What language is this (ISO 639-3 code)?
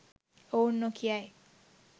sin